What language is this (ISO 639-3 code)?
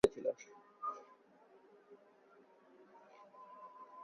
ben